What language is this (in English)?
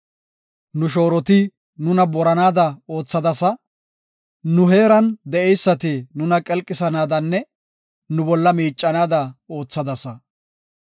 Gofa